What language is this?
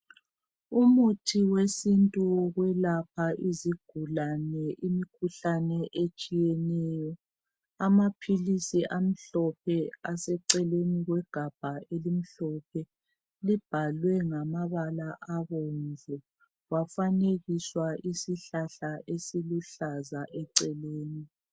North Ndebele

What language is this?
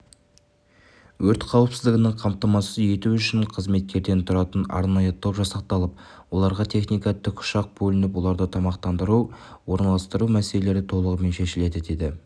Kazakh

